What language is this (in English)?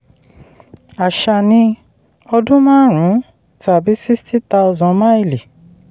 Yoruba